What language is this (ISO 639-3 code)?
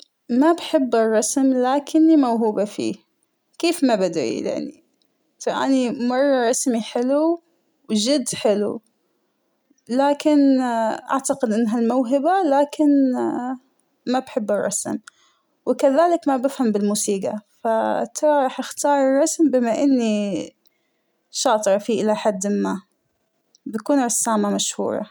acw